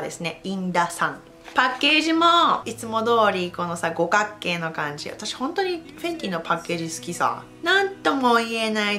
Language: Japanese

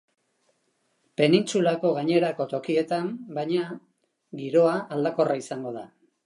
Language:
Basque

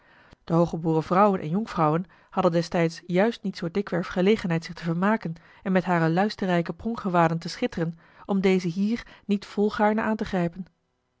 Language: Dutch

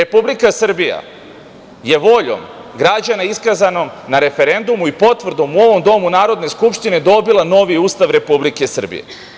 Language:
Serbian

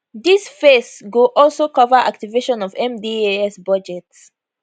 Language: Nigerian Pidgin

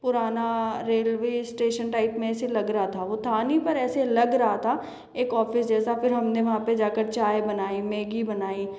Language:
Hindi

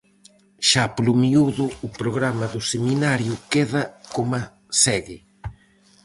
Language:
Galician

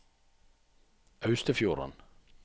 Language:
Norwegian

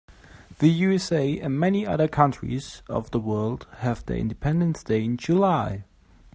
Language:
English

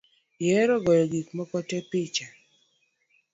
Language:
Luo (Kenya and Tanzania)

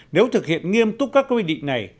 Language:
Vietnamese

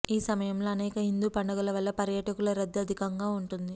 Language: Telugu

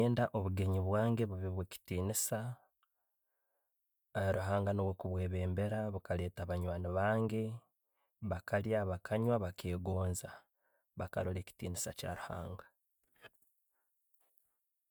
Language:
Tooro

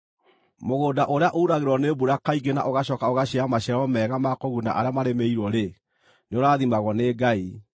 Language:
Kikuyu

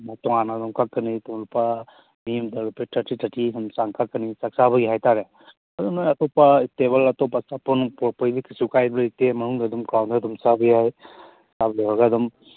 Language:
Manipuri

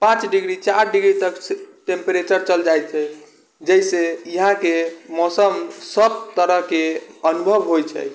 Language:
Maithili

